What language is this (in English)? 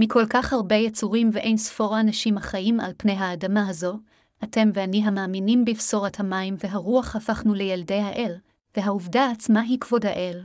Hebrew